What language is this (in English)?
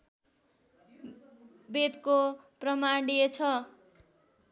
Nepali